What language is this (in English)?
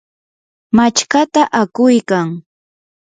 Yanahuanca Pasco Quechua